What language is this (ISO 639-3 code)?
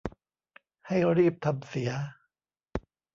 tha